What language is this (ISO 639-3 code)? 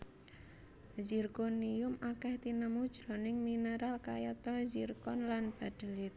jav